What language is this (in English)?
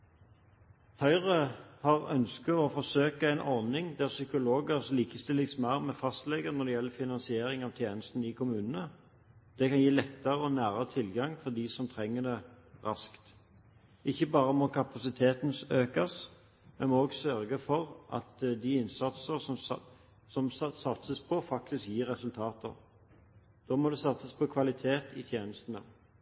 Norwegian Bokmål